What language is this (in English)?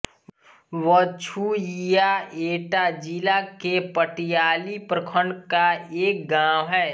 Hindi